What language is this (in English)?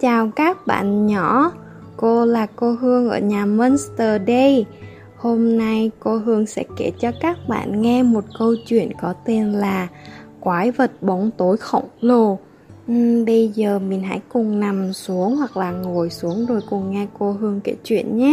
Vietnamese